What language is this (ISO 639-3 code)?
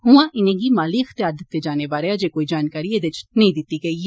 doi